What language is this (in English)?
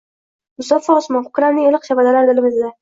Uzbek